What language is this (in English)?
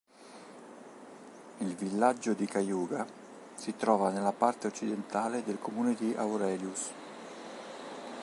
Italian